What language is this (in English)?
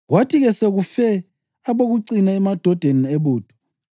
North Ndebele